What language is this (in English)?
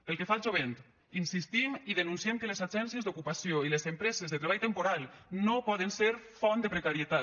Catalan